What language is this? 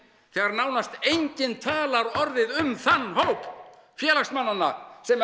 Icelandic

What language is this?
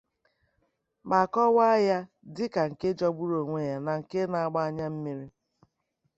Igbo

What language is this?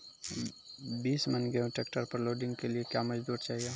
Maithili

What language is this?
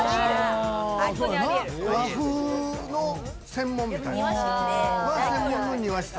Japanese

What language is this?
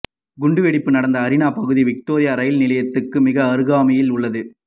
Tamil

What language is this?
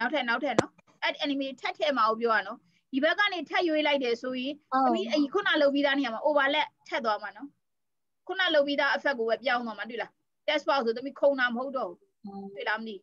Thai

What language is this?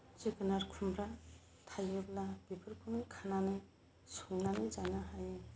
Bodo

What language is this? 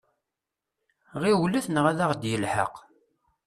Kabyle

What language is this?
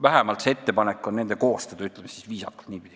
Estonian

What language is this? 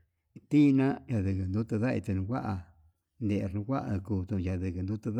Yutanduchi Mixtec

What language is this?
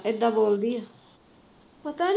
Punjabi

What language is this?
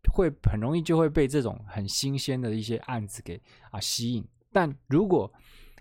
Chinese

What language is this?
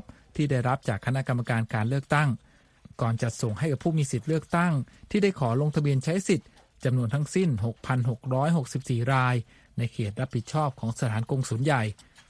Thai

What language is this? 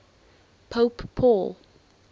English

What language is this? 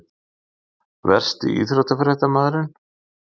Icelandic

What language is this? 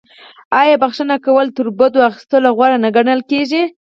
Pashto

